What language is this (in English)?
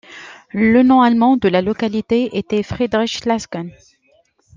French